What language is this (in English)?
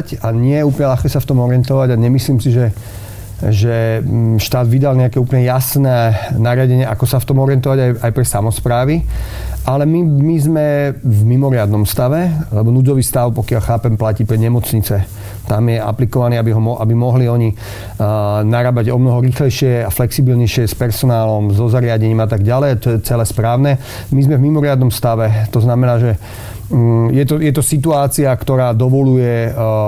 Slovak